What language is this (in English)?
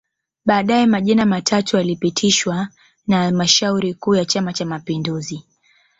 Swahili